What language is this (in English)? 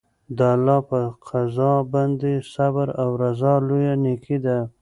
Pashto